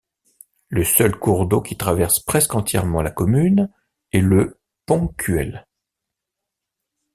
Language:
French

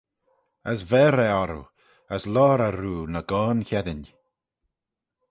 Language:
Manx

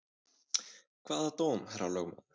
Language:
Icelandic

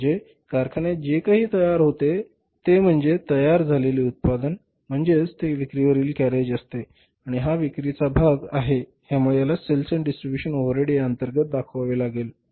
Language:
Marathi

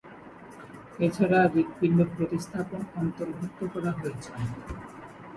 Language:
Bangla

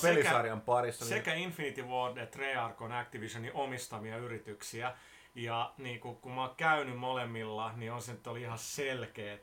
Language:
Finnish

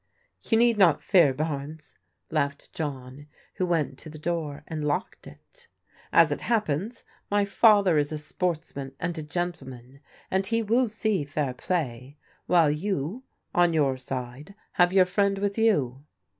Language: English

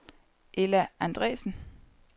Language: Danish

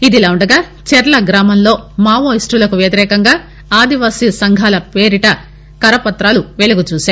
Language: Telugu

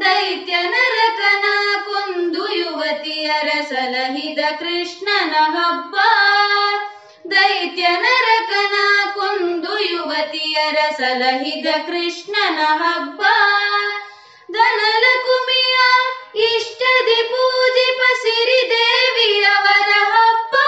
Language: Kannada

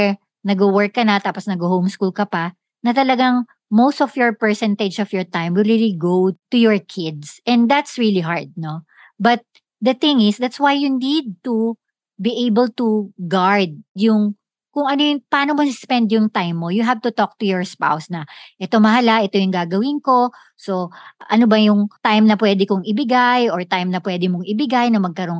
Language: Filipino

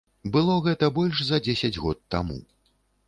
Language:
Belarusian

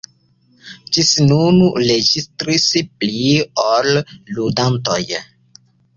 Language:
Esperanto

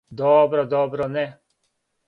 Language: Serbian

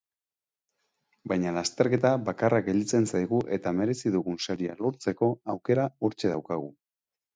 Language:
Basque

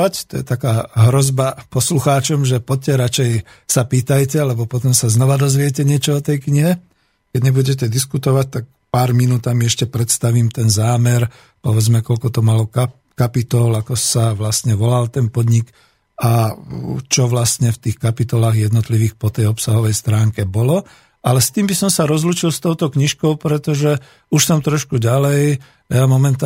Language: Slovak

